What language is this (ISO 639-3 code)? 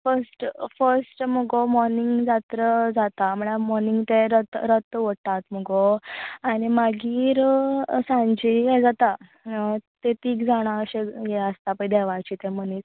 kok